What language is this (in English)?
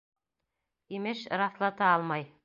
Bashkir